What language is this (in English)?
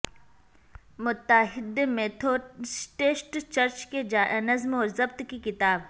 Urdu